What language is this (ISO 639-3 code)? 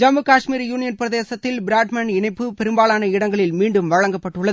tam